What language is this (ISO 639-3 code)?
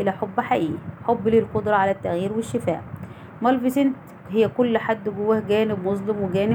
ara